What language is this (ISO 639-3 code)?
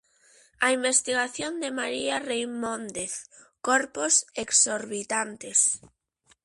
glg